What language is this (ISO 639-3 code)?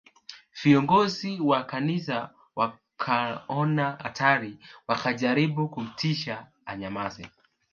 swa